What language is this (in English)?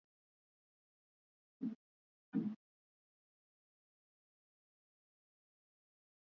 Swahili